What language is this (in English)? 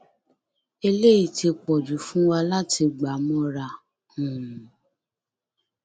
Yoruba